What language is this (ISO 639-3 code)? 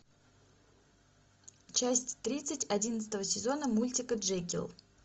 rus